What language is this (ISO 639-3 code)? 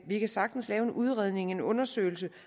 dan